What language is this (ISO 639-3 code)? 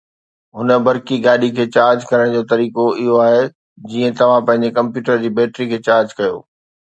snd